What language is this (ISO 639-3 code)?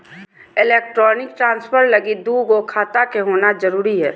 mag